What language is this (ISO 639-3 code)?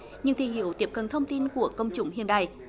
vie